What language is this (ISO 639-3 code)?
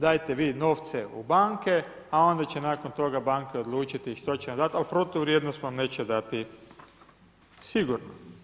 hrv